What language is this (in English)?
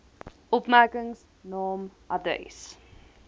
Afrikaans